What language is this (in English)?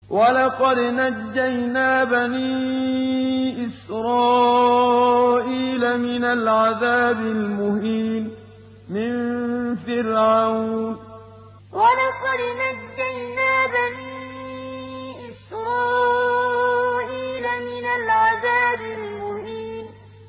Arabic